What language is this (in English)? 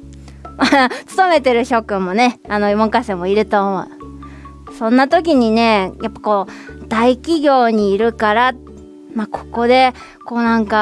Japanese